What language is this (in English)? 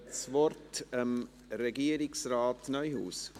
Swiss German